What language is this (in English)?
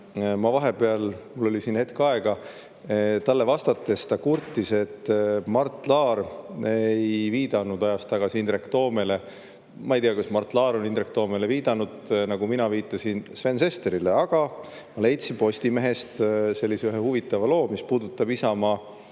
Estonian